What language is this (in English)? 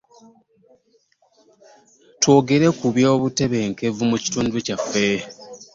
Ganda